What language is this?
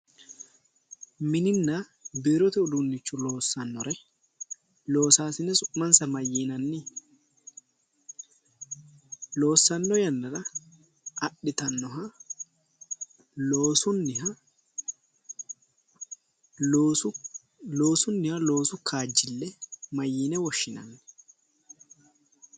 Sidamo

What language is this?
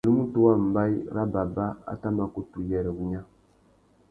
Tuki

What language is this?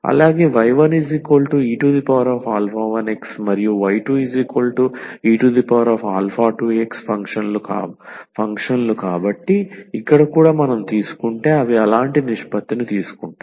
Telugu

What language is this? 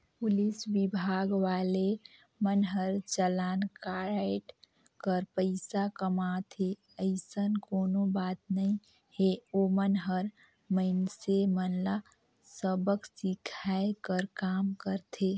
Chhattisgarhi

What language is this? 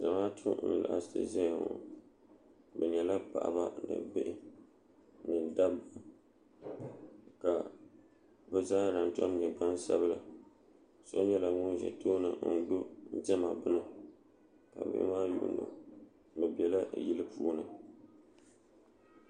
Dagbani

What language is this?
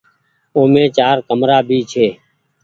Goaria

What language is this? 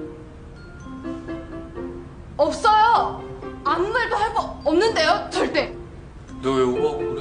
Korean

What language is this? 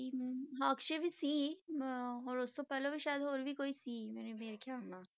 Punjabi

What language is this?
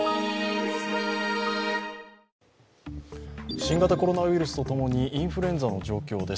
Japanese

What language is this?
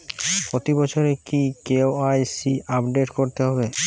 Bangla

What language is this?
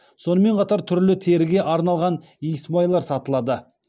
Kazakh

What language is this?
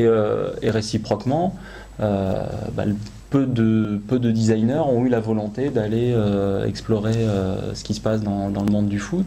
French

